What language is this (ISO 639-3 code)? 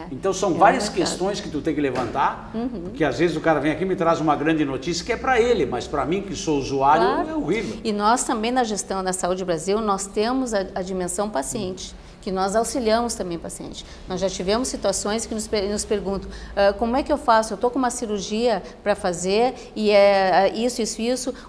por